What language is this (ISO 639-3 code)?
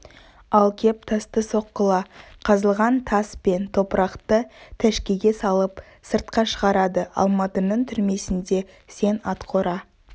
kaz